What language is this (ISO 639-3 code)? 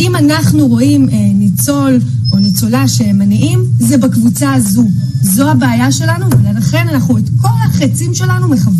heb